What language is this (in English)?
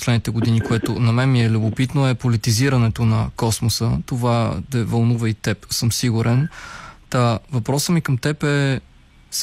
Bulgarian